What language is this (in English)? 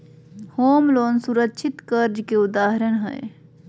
Magahi